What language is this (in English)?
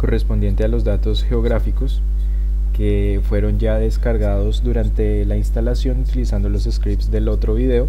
Spanish